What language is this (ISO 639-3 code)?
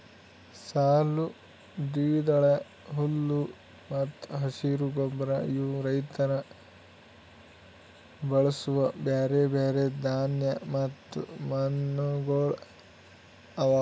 kan